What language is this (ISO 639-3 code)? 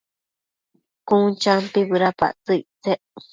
mcf